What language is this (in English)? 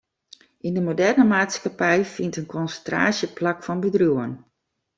Western Frisian